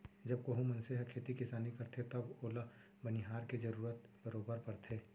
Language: Chhattisgarhi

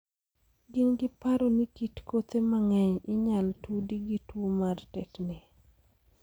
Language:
Luo (Kenya and Tanzania)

